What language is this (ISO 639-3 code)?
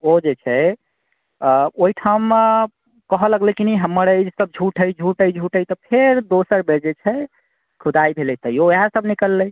mai